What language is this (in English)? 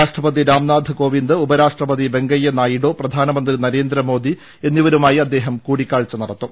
Malayalam